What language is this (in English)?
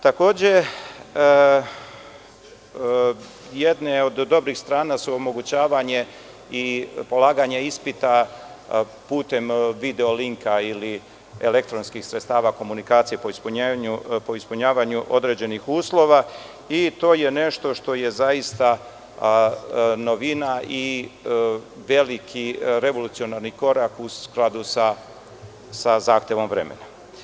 Serbian